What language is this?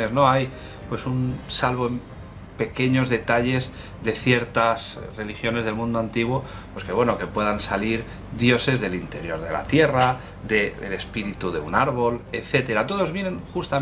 Spanish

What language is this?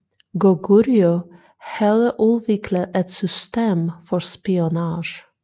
Danish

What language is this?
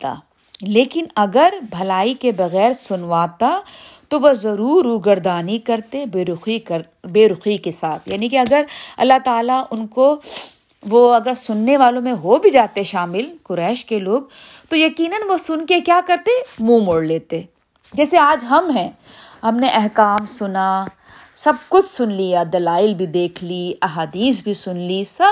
Urdu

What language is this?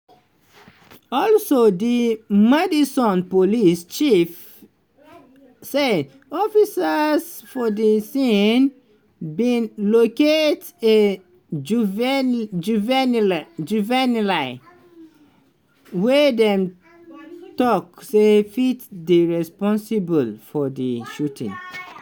Nigerian Pidgin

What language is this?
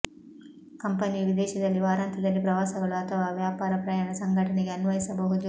Kannada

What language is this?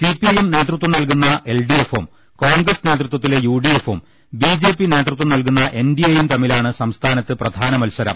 Malayalam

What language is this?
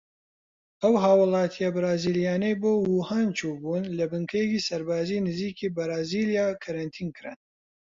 Central Kurdish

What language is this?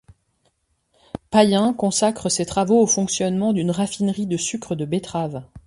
French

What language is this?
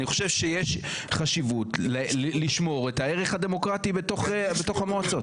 Hebrew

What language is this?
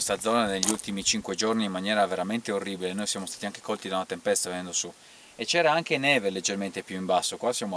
Italian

